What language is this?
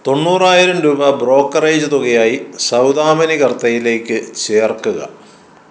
Malayalam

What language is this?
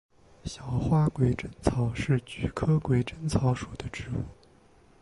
Chinese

